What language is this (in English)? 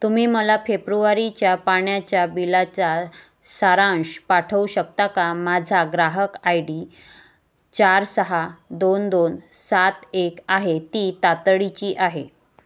Marathi